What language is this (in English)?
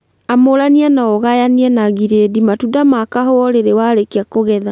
Kikuyu